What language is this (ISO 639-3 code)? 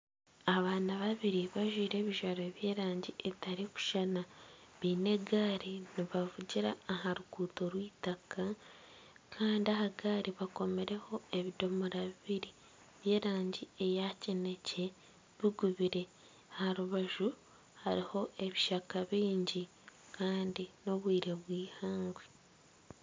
nyn